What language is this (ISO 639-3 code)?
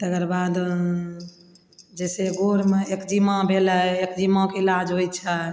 mai